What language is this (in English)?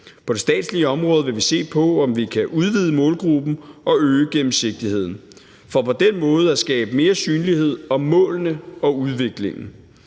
Danish